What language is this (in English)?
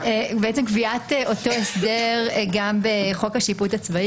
Hebrew